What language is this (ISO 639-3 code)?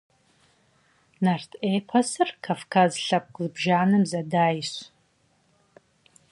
kbd